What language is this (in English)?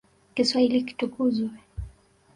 Swahili